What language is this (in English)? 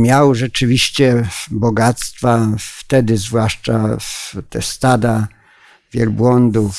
Polish